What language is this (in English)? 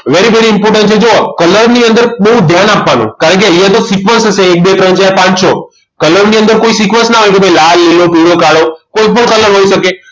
Gujarati